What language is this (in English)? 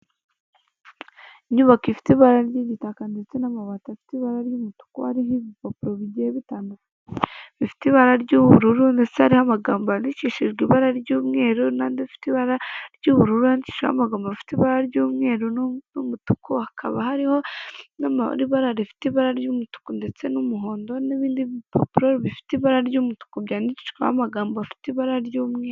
Kinyarwanda